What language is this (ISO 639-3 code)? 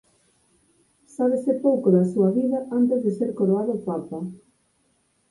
glg